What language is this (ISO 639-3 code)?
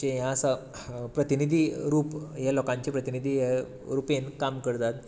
kok